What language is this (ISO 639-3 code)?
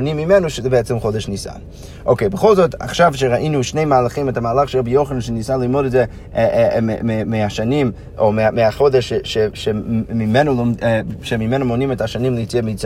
heb